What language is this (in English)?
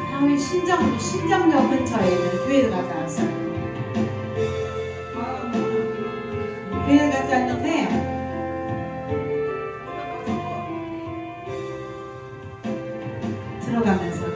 Korean